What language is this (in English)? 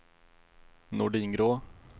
Swedish